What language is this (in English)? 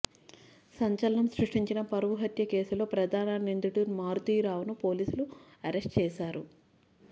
Telugu